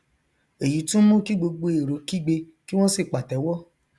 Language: Yoruba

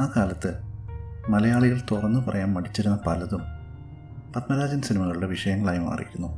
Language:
Malayalam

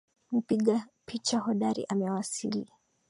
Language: Swahili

